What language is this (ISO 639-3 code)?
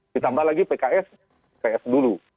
ind